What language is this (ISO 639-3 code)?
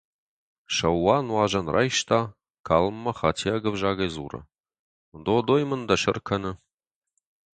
oss